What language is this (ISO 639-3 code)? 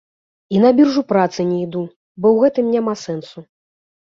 bel